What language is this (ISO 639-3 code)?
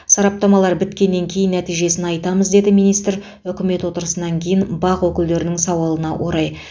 kaz